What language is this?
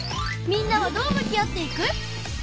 Japanese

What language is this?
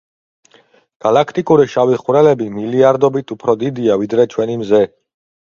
Georgian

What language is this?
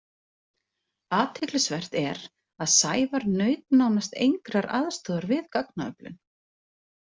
Icelandic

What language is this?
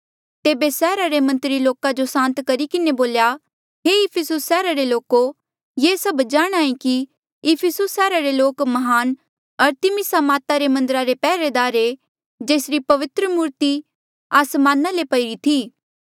Mandeali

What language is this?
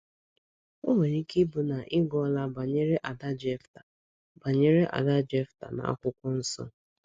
Igbo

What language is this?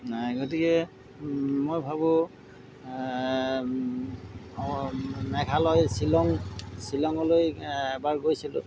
Assamese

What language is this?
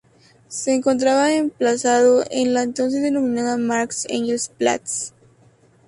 Spanish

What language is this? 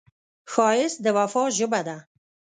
Pashto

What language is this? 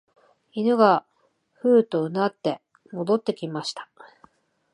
Japanese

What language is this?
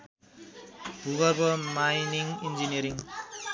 Nepali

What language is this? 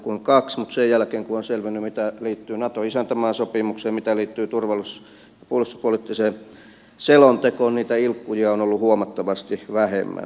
Finnish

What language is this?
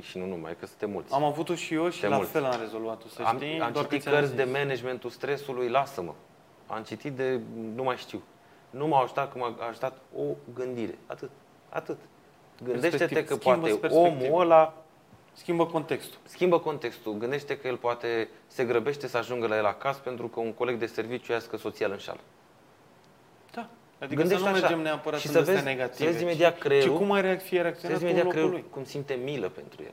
Romanian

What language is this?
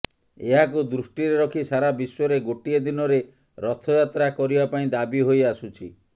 Odia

